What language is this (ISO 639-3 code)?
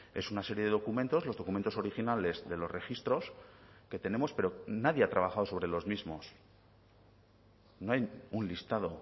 spa